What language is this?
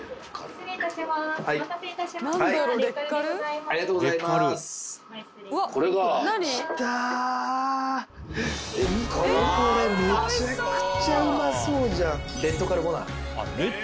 Japanese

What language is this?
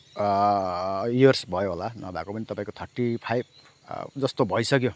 Nepali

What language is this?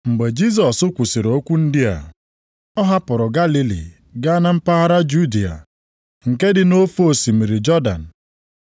Igbo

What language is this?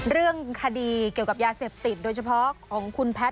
Thai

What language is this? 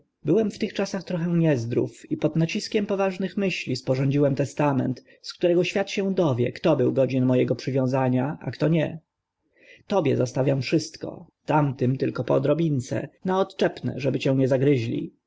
Polish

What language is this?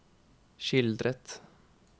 Norwegian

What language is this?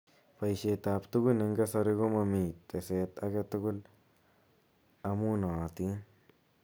Kalenjin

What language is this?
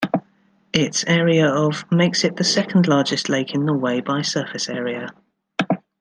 English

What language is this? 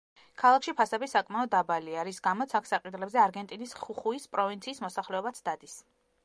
Georgian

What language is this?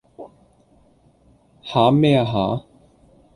Cantonese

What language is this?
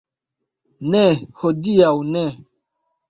Esperanto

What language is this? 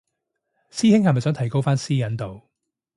Cantonese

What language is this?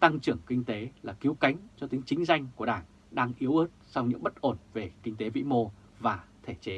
Vietnamese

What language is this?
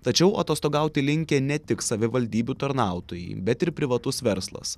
Lithuanian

